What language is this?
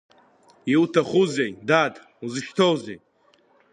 Abkhazian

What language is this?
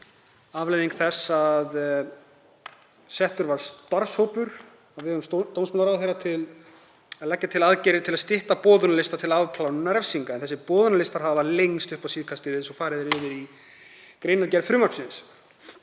Icelandic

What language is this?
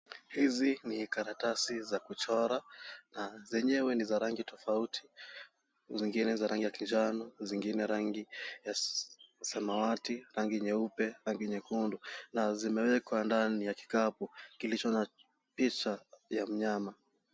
Swahili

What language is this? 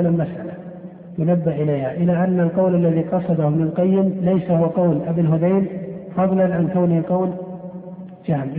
Arabic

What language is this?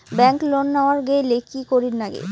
Bangla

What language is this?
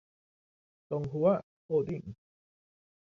Thai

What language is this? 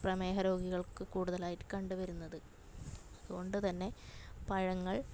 Malayalam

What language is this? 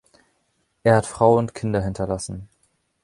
German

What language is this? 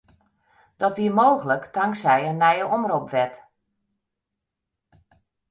Western Frisian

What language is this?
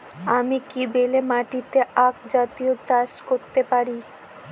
Bangla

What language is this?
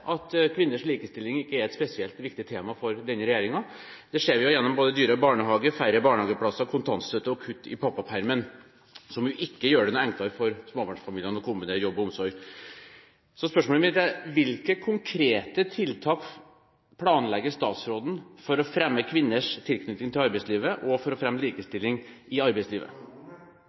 Norwegian Bokmål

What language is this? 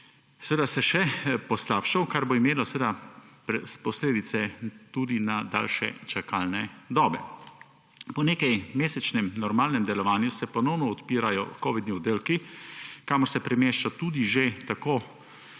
Slovenian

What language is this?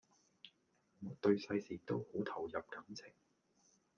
Cantonese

